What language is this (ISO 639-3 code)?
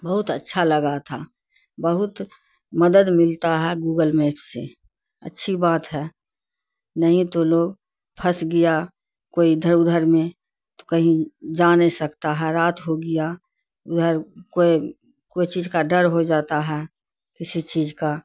urd